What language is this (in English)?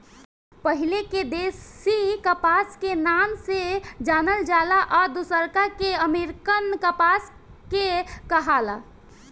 Bhojpuri